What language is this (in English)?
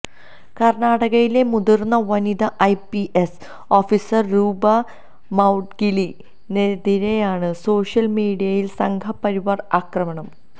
Malayalam